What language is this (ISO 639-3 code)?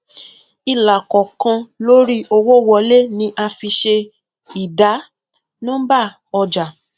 yor